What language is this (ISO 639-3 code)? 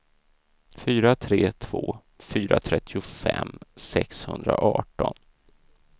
swe